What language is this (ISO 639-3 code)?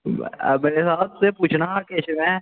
doi